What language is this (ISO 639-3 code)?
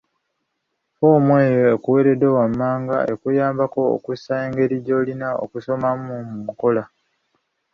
lug